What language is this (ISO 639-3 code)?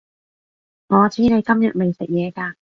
yue